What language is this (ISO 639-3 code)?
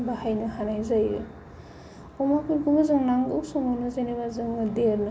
brx